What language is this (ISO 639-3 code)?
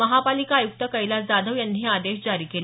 mar